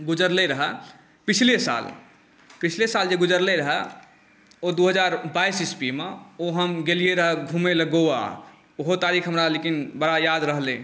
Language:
Maithili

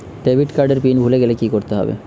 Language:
Bangla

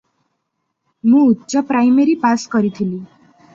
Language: Odia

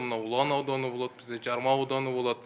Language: Kazakh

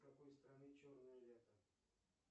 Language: Russian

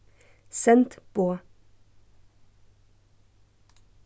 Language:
Faroese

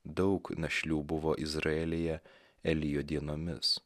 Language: Lithuanian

